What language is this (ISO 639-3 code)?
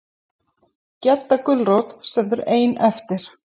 isl